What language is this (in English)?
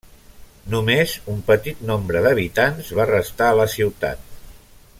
Catalan